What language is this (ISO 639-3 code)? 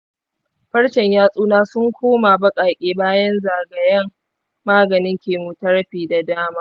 hau